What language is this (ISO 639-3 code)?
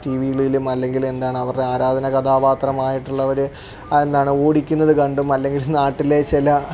mal